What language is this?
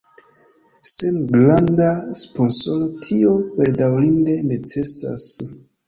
Esperanto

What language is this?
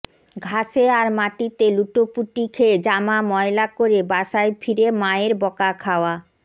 Bangla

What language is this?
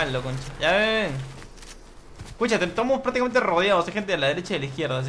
Spanish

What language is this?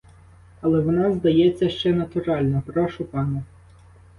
Ukrainian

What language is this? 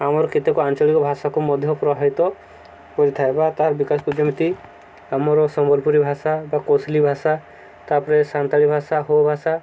Odia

